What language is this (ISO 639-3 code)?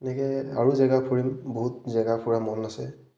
asm